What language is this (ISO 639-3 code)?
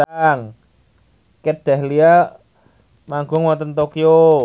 jav